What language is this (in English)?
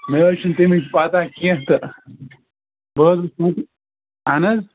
Kashmiri